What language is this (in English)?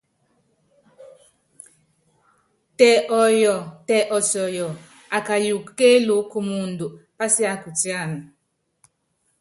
Yangben